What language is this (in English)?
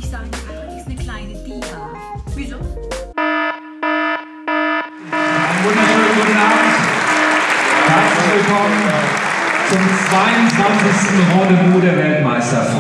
German